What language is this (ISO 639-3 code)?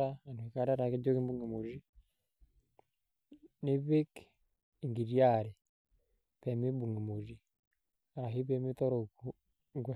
mas